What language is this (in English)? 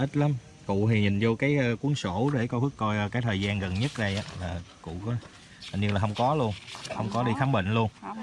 Vietnamese